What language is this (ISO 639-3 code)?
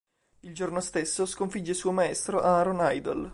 ita